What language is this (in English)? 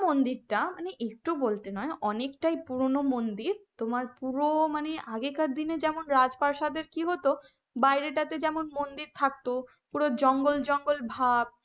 Bangla